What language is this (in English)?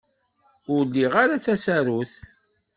Kabyle